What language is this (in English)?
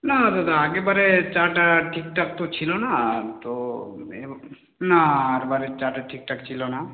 Bangla